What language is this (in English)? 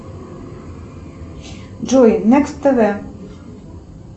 Russian